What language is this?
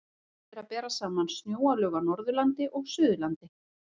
Icelandic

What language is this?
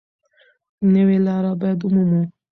Pashto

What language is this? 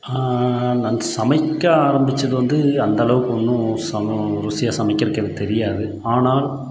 Tamil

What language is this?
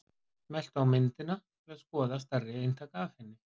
Icelandic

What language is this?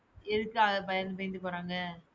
Tamil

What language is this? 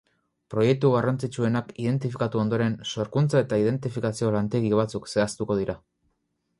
Basque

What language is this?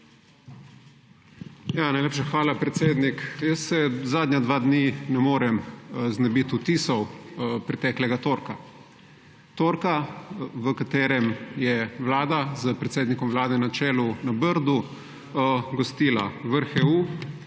Slovenian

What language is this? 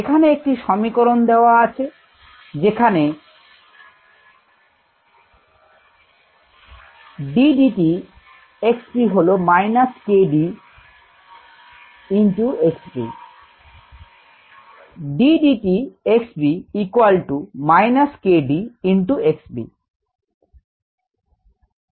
Bangla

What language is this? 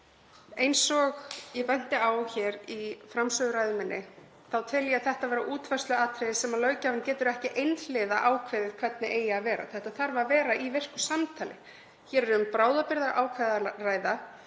Icelandic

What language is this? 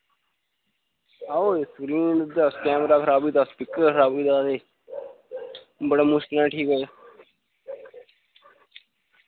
Dogri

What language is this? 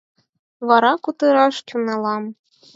Mari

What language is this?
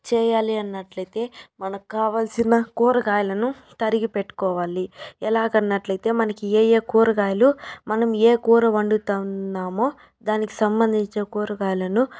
Telugu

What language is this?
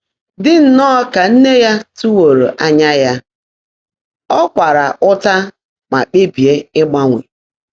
Igbo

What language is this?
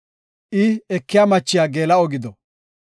Gofa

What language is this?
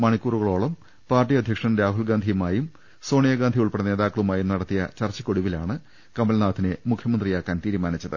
Malayalam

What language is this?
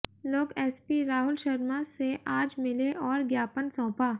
Hindi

